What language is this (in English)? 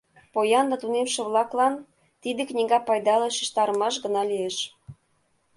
Mari